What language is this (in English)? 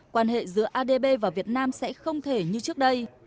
Vietnamese